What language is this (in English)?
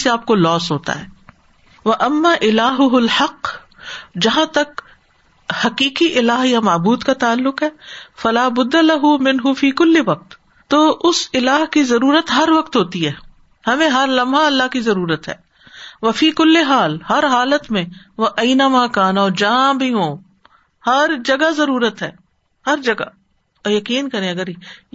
Urdu